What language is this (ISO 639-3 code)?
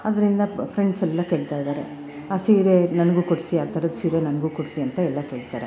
kan